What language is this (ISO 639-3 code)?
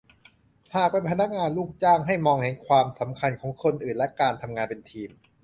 tha